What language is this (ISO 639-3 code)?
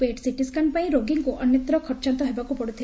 ori